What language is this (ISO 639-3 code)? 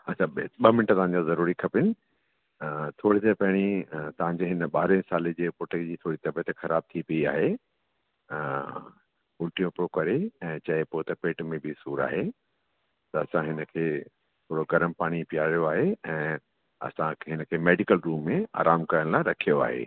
snd